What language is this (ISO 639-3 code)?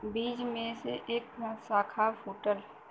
bho